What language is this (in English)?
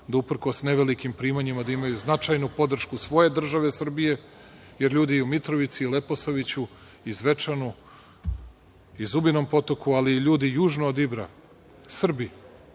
Serbian